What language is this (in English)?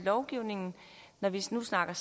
Danish